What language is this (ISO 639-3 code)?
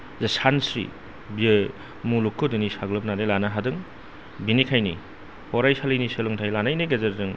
brx